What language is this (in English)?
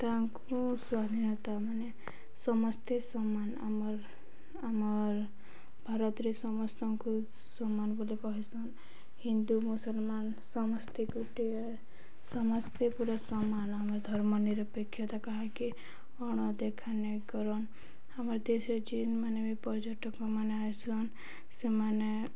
Odia